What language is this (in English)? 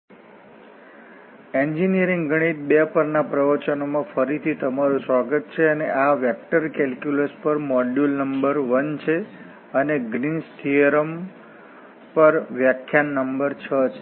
Gujarati